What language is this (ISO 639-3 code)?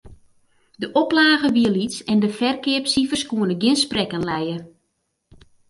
fry